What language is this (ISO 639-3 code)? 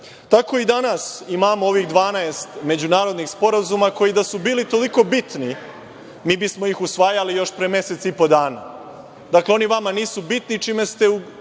srp